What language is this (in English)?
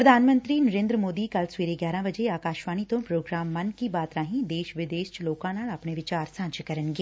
Punjabi